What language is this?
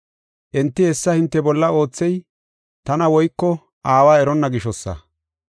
Gofa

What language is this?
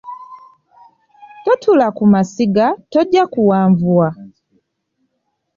Ganda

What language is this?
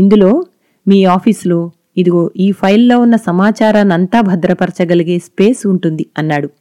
Telugu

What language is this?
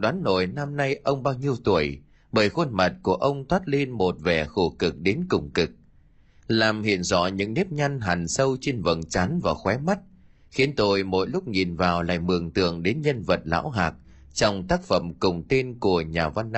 Vietnamese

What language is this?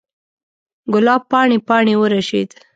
Pashto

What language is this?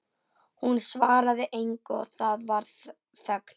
Icelandic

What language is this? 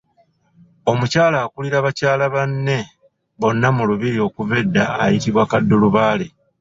Ganda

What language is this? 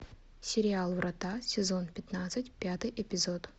Russian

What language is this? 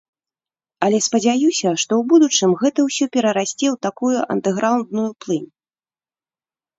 Belarusian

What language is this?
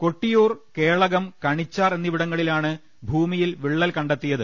Malayalam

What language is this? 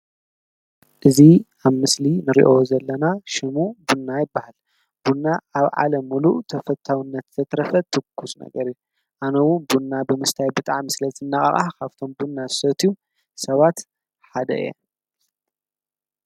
Tigrinya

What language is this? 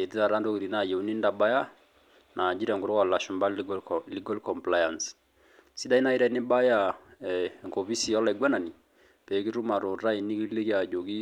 Masai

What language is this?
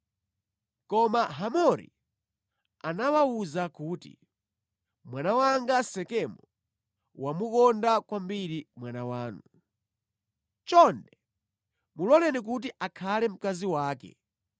Nyanja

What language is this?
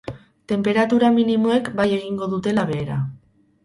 Basque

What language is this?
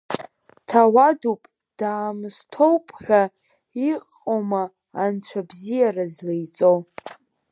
Abkhazian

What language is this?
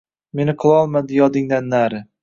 Uzbek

